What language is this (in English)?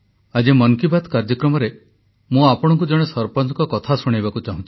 Odia